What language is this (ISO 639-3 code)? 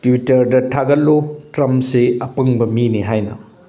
mni